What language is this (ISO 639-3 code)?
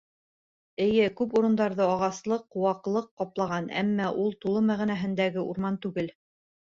bak